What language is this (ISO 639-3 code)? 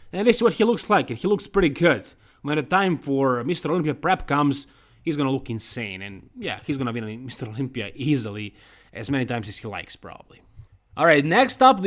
eng